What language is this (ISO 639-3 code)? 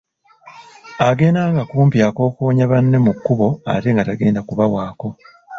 lug